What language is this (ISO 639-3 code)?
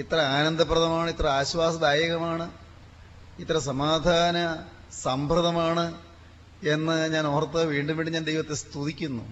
mal